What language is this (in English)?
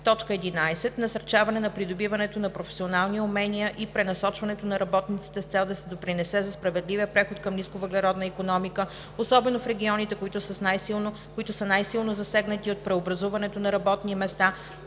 Bulgarian